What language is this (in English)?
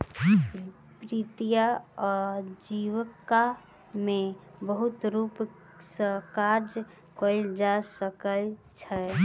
Maithili